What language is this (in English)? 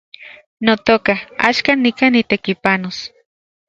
Central Puebla Nahuatl